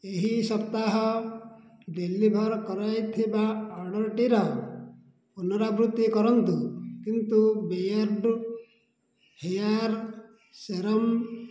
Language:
Odia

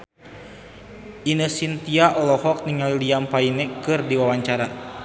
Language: Sundanese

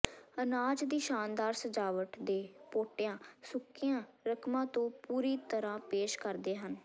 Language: Punjabi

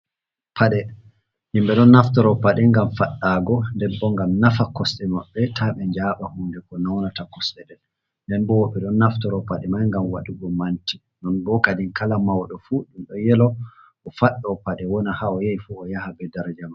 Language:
Fula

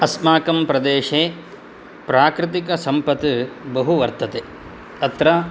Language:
Sanskrit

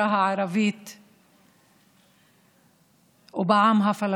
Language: Hebrew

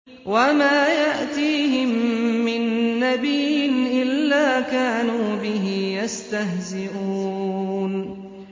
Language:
Arabic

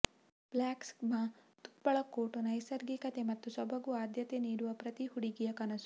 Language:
Kannada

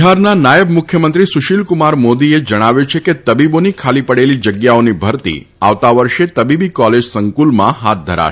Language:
Gujarati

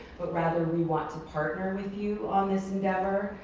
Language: English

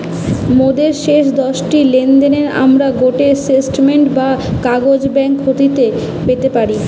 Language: Bangla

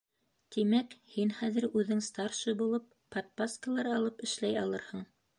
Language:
Bashkir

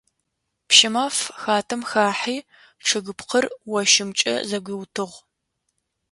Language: Adyghe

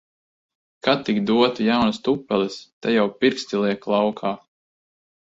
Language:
Latvian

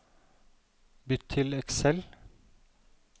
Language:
Norwegian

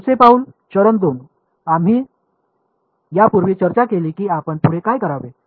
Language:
Marathi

